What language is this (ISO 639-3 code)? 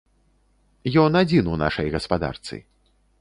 bel